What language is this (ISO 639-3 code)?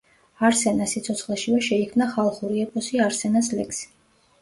kat